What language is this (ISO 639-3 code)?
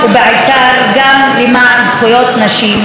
heb